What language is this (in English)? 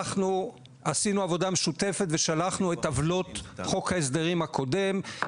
Hebrew